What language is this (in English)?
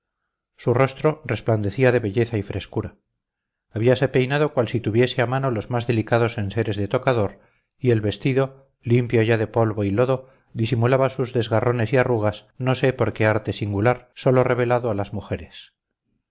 Spanish